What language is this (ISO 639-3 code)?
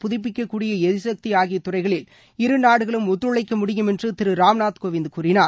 tam